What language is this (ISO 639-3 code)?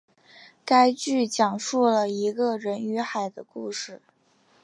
zho